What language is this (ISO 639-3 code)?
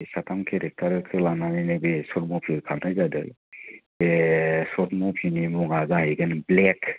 brx